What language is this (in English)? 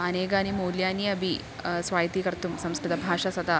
Sanskrit